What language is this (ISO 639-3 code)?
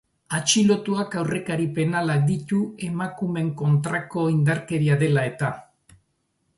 eus